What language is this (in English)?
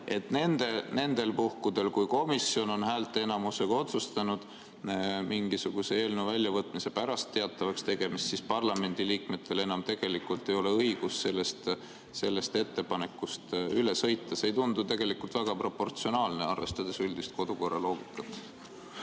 Estonian